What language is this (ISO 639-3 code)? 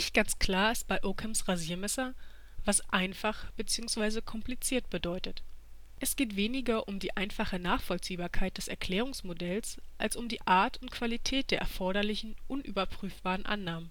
deu